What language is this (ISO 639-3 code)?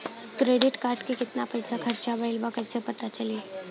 bho